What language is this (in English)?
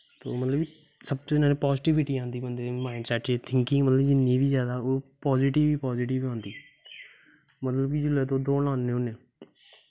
Dogri